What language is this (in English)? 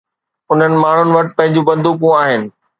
Sindhi